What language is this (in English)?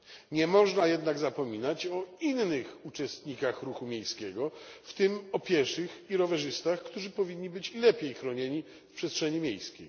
Polish